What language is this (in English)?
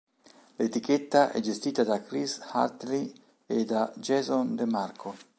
Italian